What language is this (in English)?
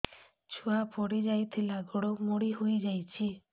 Odia